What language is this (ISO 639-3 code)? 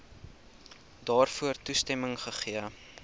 afr